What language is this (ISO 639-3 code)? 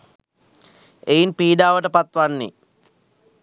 sin